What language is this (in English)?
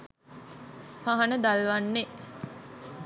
Sinhala